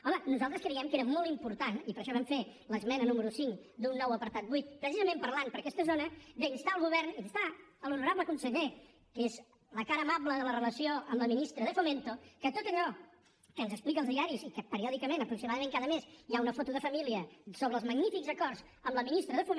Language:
Catalan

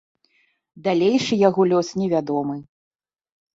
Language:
Belarusian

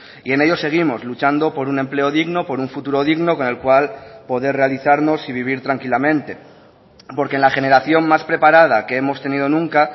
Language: Spanish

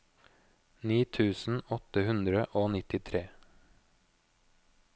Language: Norwegian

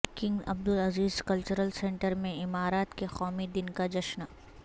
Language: Urdu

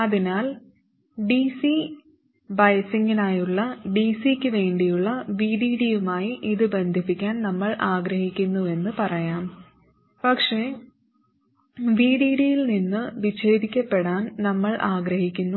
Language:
Malayalam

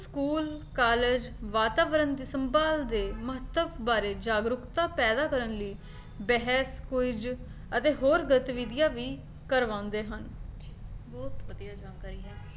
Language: Punjabi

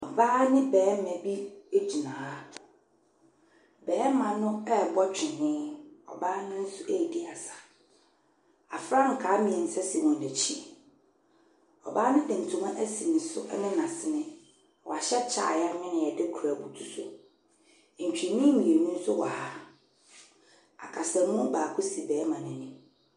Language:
Akan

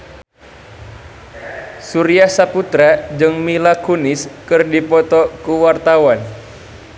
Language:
Sundanese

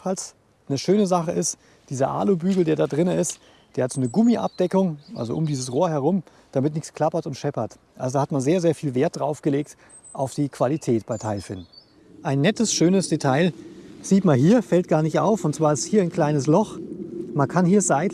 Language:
German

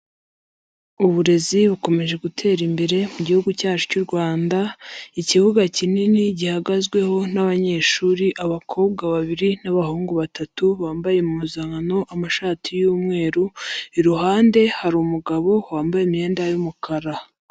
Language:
Kinyarwanda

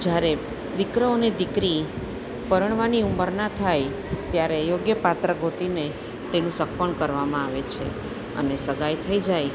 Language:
Gujarati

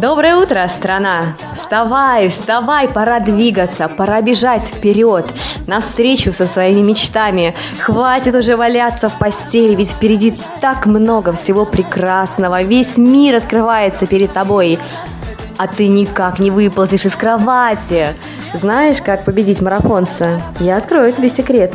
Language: Russian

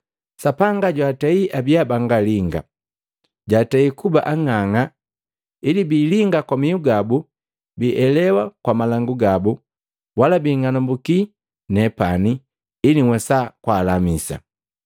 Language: Matengo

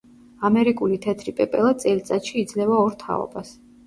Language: Georgian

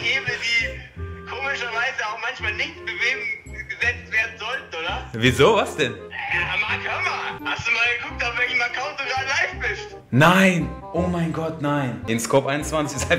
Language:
German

